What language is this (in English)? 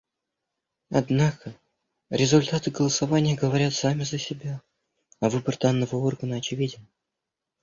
Russian